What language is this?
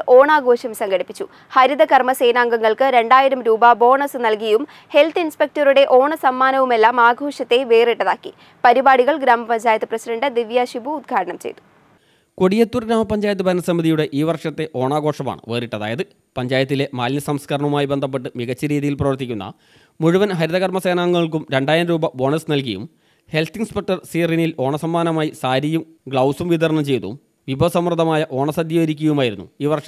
Malayalam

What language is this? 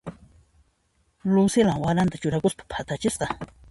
Puno Quechua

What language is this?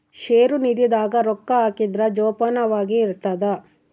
Kannada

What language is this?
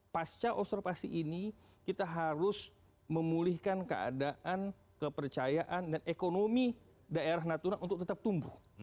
Indonesian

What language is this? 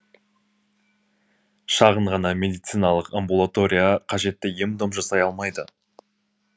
Kazakh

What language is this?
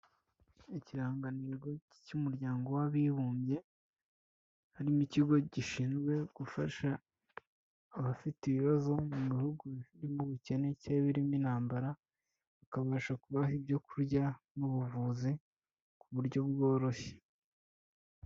Kinyarwanda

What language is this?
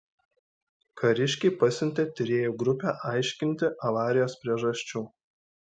Lithuanian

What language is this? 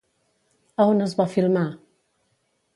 Catalan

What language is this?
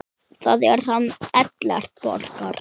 Icelandic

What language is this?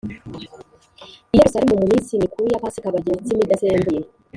Kinyarwanda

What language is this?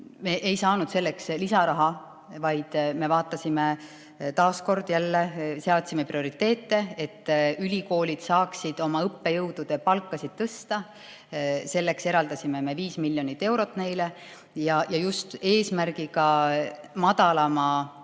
Estonian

